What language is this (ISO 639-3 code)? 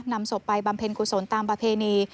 tha